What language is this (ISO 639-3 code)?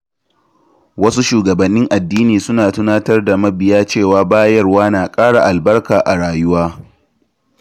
hau